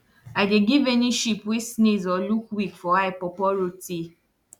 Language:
Nigerian Pidgin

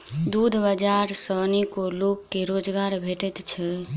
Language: Maithili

